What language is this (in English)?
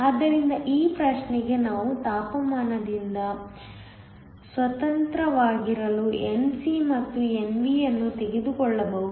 Kannada